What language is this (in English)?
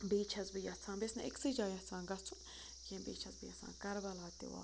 Kashmiri